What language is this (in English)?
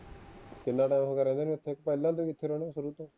Punjabi